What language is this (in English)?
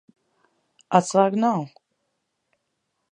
Latvian